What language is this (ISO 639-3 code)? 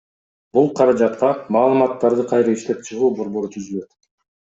kir